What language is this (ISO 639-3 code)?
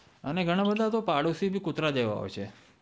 guj